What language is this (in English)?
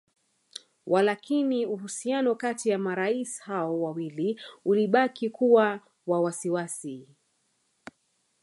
Swahili